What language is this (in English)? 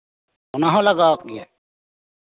Santali